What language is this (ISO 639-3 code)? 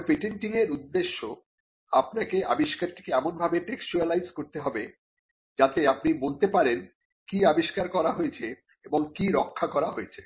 ben